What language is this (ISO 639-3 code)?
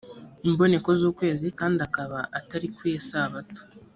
kin